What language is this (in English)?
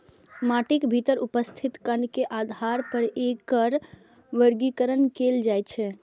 Maithili